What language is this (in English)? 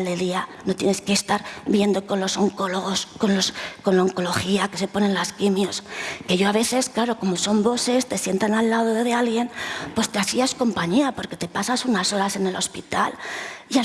Spanish